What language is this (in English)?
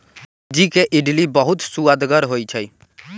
Magahi